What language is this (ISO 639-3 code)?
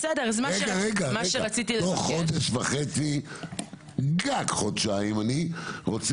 heb